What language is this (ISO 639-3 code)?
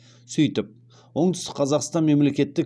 kaz